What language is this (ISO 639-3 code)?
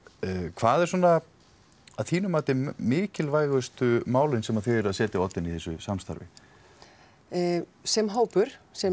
isl